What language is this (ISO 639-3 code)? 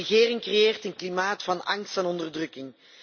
nld